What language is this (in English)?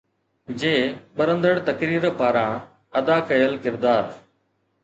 Sindhi